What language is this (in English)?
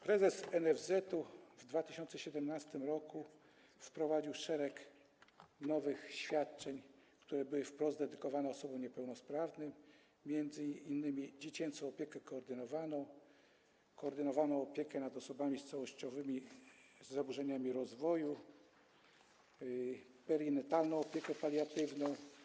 Polish